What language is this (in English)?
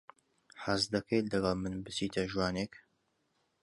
Central Kurdish